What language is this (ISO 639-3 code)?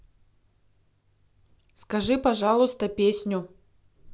rus